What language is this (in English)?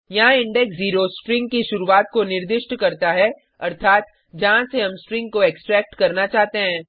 Hindi